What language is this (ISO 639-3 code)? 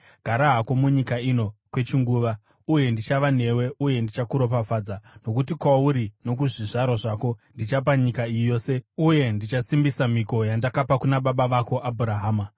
sna